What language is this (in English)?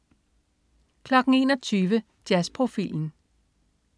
Danish